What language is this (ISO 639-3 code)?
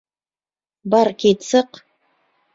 bak